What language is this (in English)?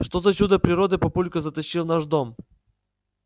Russian